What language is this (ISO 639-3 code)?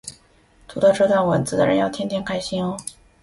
zho